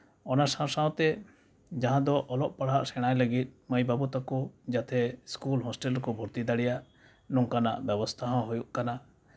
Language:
Santali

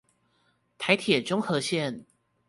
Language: Chinese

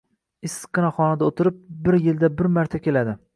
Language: Uzbek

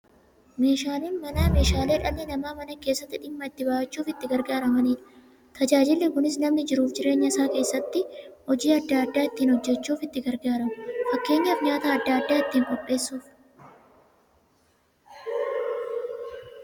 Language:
Oromo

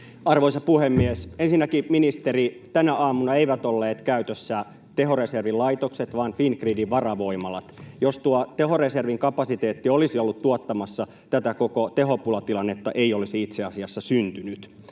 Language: Finnish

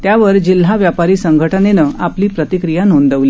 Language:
Marathi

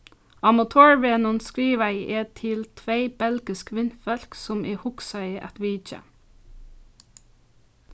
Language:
Faroese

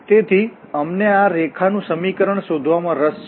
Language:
Gujarati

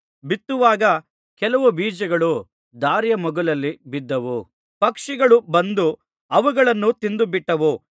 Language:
Kannada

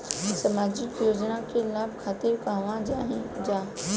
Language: Bhojpuri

